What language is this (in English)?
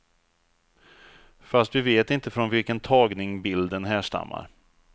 Swedish